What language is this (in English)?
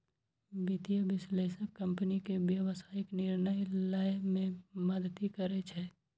Maithili